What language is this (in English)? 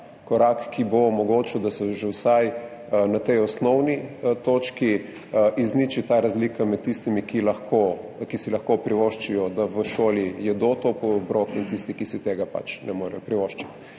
Slovenian